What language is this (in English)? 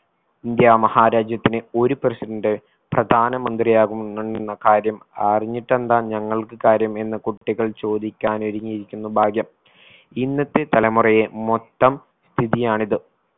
Malayalam